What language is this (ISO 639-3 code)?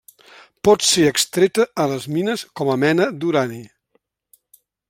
cat